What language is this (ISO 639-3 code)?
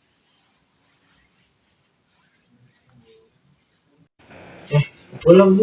ind